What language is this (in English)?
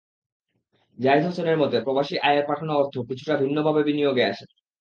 Bangla